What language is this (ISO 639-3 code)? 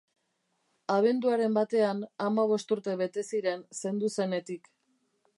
eus